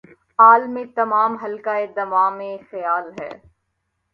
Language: Urdu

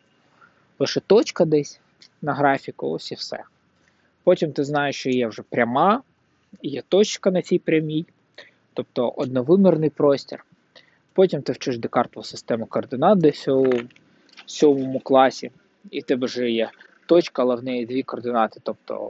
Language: Ukrainian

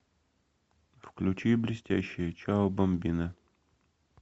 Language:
Russian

